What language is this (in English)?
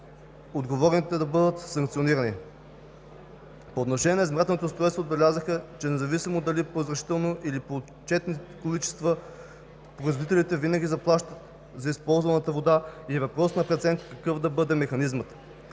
Bulgarian